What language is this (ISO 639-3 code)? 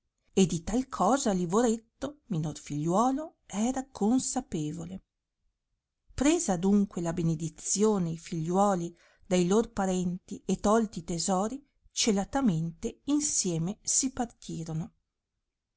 ita